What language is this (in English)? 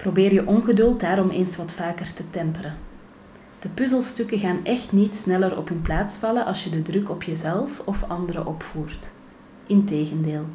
Dutch